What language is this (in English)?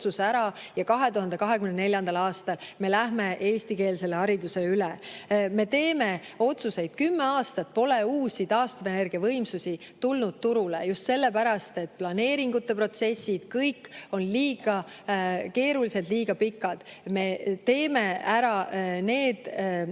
Estonian